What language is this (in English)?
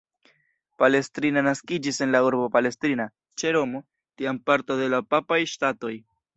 Esperanto